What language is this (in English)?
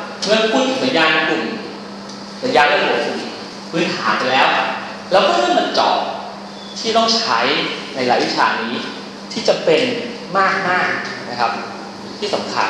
Thai